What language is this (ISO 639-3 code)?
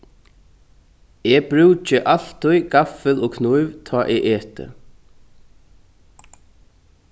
fao